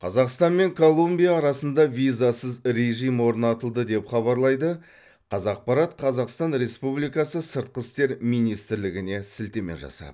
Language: Kazakh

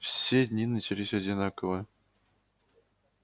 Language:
Russian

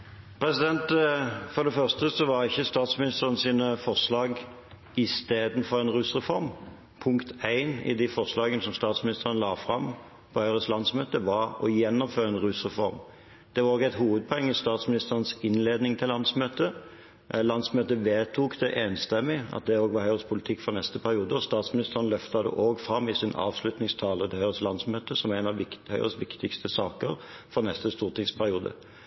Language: Norwegian Bokmål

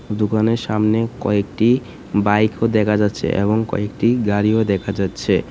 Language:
Bangla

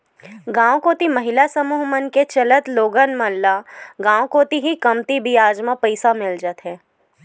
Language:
Chhattisgarhi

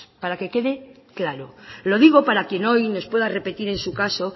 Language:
Spanish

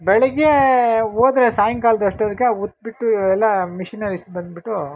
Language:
Kannada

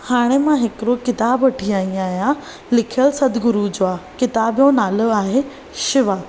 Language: Sindhi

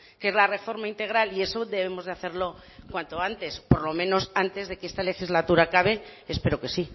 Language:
Spanish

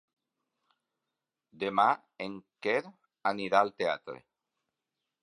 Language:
Catalan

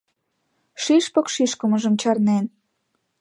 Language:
Mari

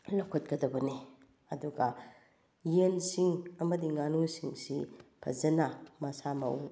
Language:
Manipuri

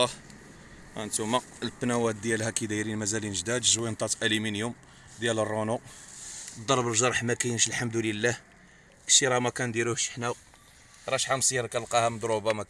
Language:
Arabic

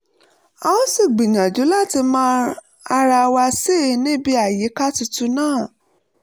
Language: Yoruba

